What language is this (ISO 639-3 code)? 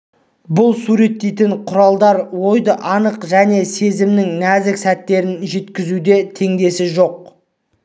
kaz